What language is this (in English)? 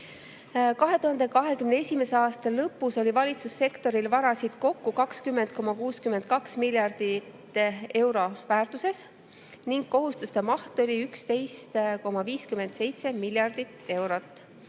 Estonian